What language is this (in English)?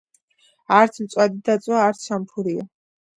Georgian